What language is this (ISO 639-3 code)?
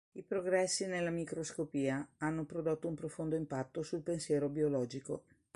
ita